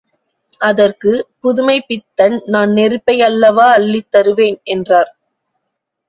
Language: Tamil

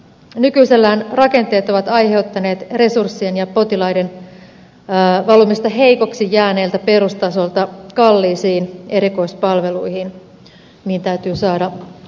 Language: Finnish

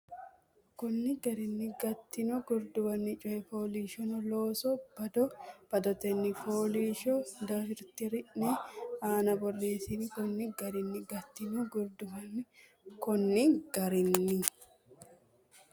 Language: Sidamo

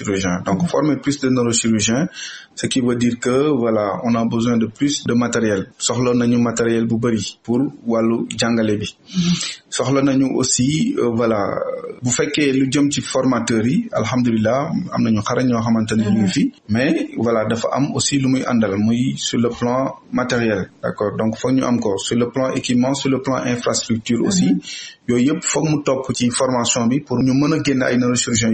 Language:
French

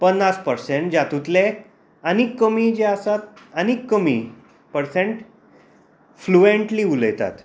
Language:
Konkani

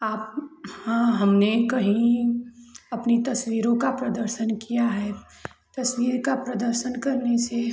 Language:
Hindi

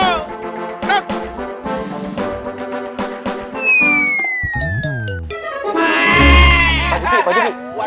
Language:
Indonesian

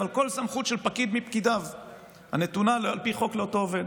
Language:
Hebrew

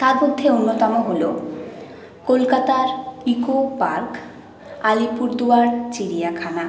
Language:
Bangla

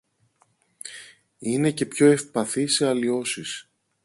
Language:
Greek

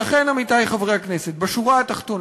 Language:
Hebrew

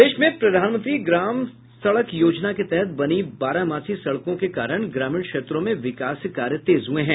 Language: Hindi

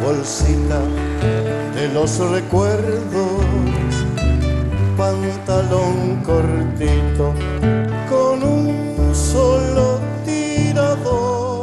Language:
Spanish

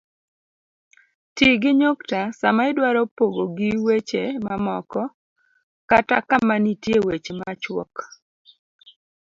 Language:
Luo (Kenya and Tanzania)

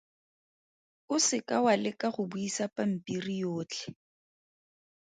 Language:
Tswana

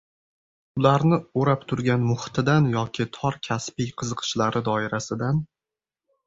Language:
Uzbek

